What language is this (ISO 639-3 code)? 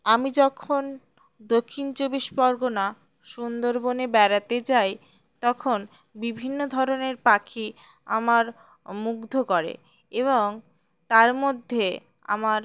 ben